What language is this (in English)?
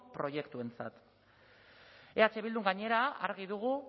Basque